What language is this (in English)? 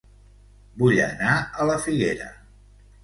Catalan